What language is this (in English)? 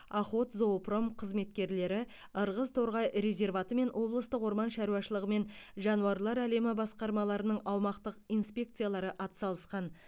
Kazakh